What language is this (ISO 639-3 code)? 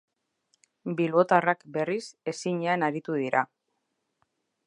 eus